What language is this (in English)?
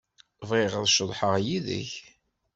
Kabyle